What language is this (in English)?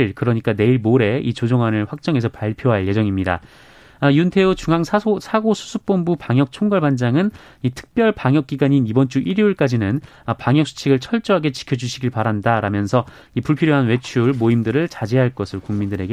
Korean